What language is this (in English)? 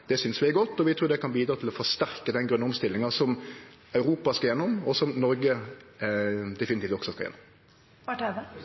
Norwegian Nynorsk